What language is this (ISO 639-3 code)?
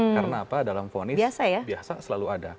ind